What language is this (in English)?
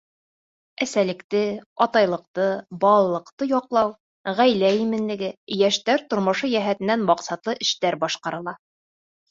Bashkir